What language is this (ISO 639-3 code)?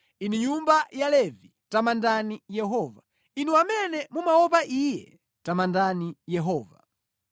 nya